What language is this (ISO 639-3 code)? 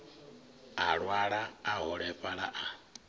ven